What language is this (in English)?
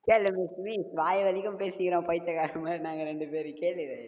Tamil